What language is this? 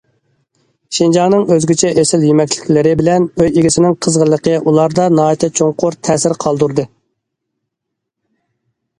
Uyghur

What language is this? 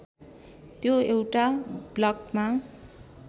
Nepali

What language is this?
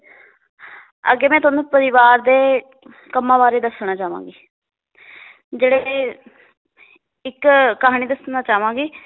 Punjabi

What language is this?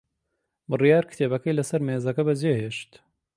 Central Kurdish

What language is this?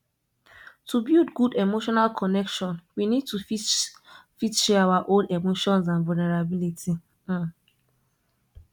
Nigerian Pidgin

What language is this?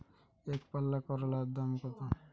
Bangla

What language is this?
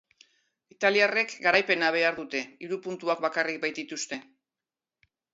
Basque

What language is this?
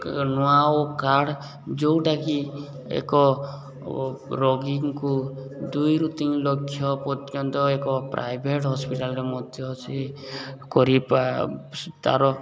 Odia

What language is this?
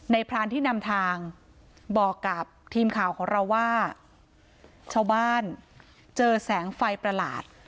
Thai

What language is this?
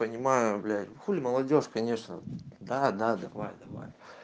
Russian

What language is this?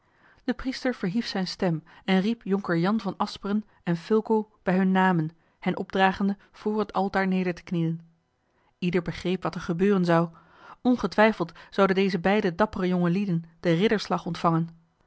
Dutch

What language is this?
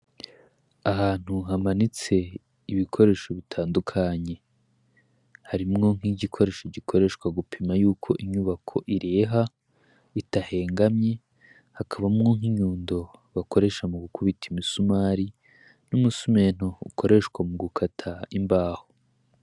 Rundi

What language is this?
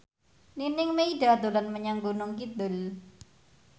Javanese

